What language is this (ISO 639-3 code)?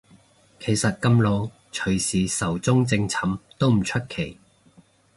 yue